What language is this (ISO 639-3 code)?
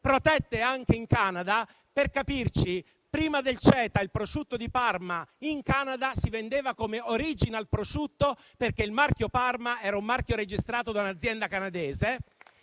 ita